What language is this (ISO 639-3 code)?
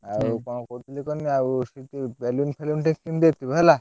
ori